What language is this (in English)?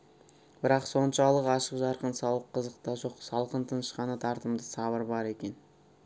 Kazakh